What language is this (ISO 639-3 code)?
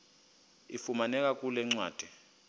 xho